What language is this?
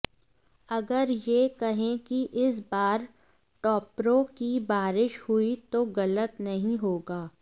Hindi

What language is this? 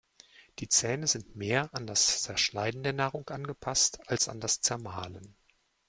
German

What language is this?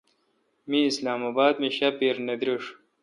Kalkoti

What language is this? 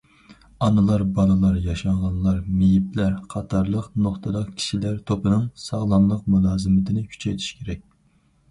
Uyghur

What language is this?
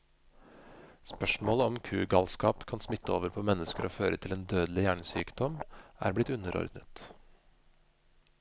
Norwegian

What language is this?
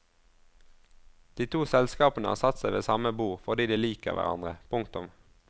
Norwegian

